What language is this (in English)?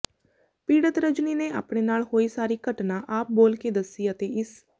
Punjabi